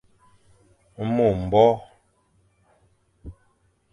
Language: Fang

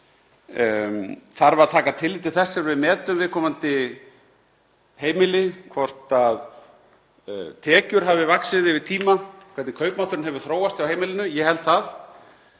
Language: Icelandic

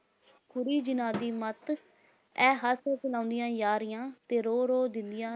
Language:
Punjabi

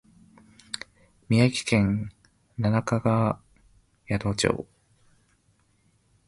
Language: Japanese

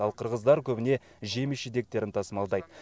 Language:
Kazakh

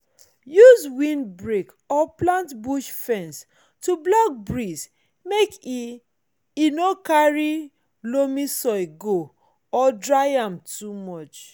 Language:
Nigerian Pidgin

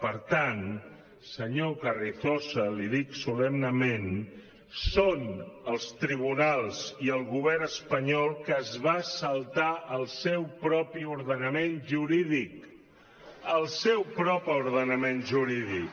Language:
Catalan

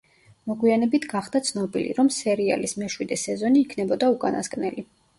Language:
Georgian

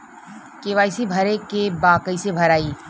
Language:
Bhojpuri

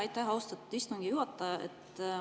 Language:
Estonian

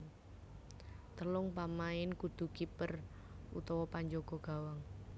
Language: Javanese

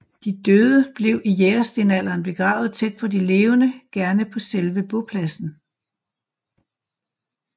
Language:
Danish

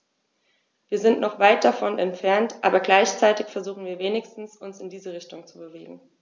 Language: German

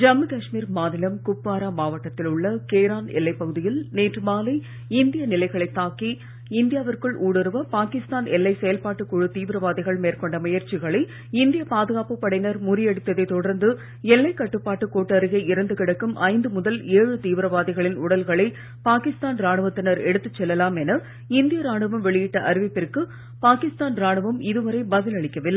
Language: Tamil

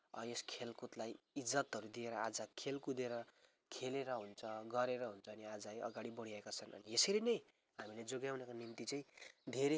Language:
Nepali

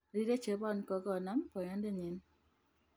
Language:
Kalenjin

